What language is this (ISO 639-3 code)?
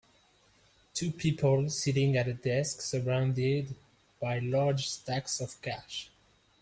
eng